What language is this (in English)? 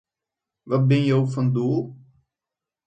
Western Frisian